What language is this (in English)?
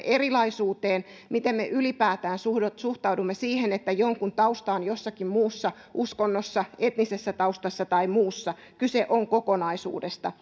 Finnish